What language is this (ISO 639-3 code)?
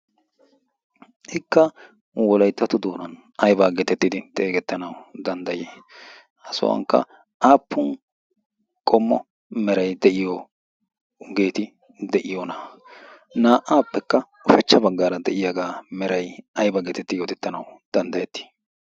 wal